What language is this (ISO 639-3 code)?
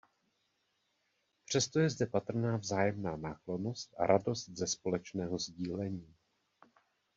ces